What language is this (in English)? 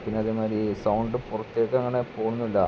Malayalam